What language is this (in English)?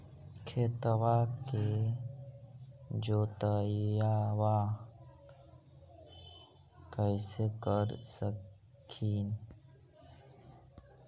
Magahi